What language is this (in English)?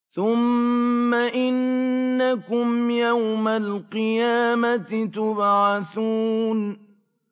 Arabic